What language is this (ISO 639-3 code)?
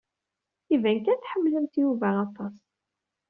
kab